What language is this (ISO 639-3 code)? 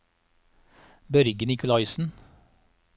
nor